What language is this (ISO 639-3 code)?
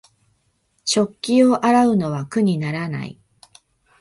jpn